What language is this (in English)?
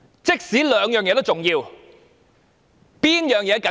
Cantonese